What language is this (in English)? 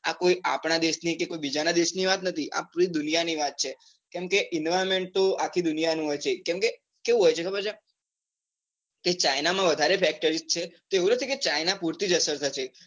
Gujarati